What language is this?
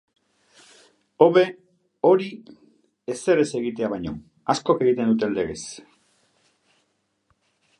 Basque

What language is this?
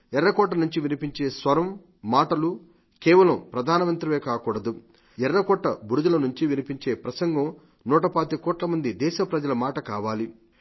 Telugu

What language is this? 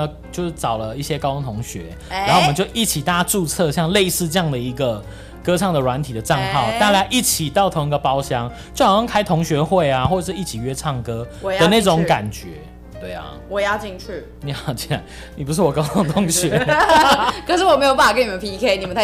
Chinese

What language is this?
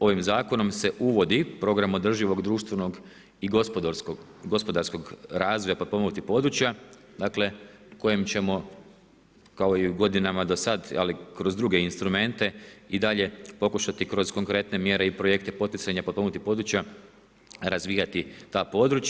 Croatian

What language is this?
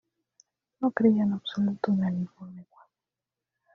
Spanish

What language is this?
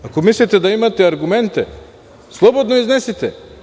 Serbian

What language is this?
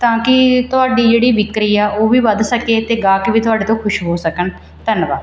Punjabi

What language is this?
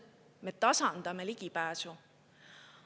Estonian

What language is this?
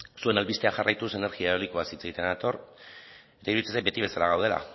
Basque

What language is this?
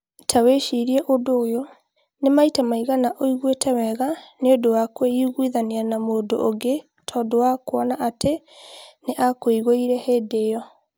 Kikuyu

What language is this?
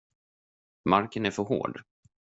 Swedish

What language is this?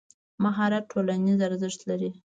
Pashto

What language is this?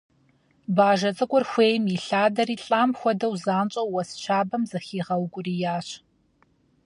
Kabardian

